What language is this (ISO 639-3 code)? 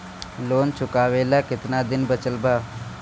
bho